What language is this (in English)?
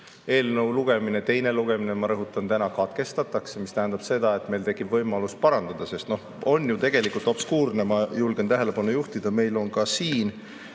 Estonian